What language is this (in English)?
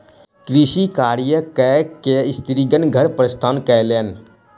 Maithili